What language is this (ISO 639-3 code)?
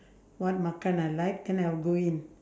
eng